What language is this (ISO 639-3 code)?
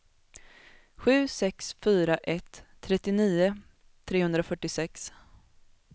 swe